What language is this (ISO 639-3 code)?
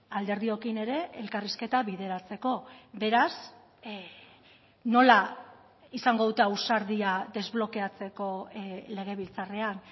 eus